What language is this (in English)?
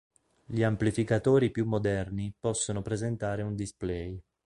Italian